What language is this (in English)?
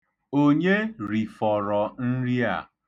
Igbo